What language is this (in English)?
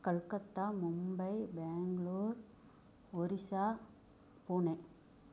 Tamil